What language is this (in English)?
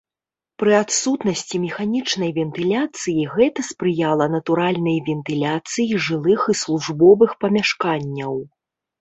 Belarusian